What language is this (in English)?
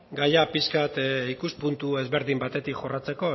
Basque